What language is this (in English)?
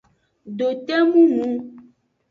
Aja (Benin)